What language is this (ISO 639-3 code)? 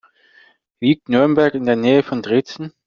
deu